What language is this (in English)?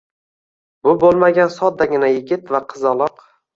Uzbek